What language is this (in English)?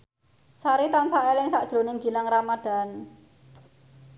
Javanese